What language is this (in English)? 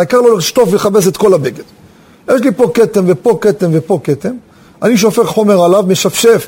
Hebrew